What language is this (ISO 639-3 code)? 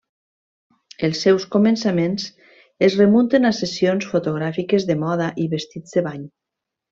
cat